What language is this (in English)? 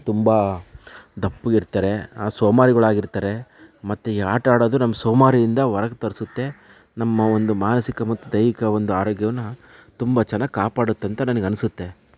Kannada